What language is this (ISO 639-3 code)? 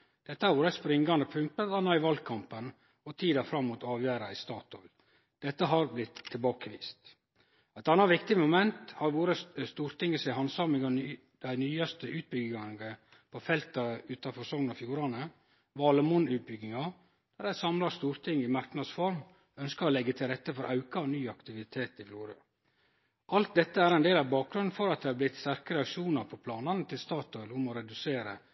nno